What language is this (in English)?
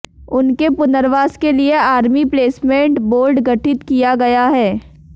Hindi